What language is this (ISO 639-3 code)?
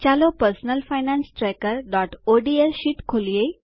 guj